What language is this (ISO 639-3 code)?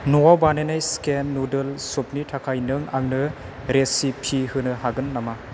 brx